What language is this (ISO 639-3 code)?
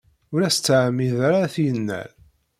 kab